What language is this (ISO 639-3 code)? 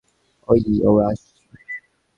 ben